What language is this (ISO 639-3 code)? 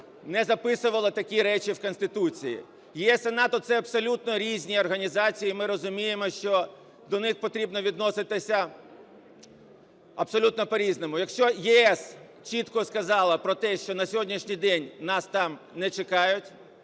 ukr